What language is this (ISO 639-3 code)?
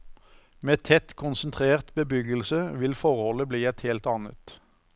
nor